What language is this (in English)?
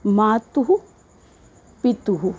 Sanskrit